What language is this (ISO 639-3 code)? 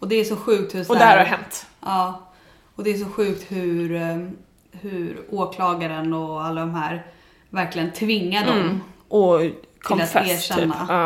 swe